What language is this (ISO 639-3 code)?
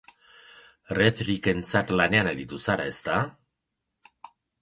eus